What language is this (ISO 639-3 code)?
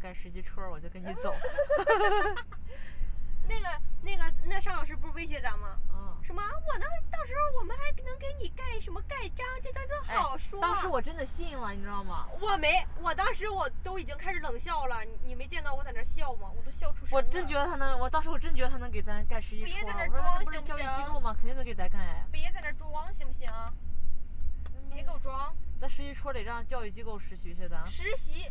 zho